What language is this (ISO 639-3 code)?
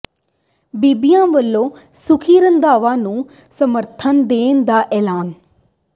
pan